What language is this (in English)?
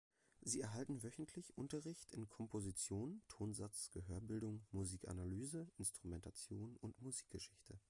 German